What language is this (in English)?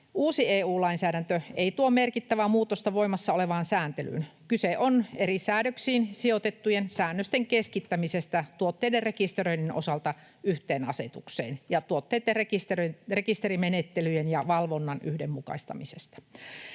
Finnish